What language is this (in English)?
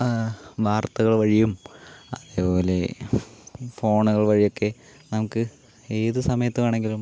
Malayalam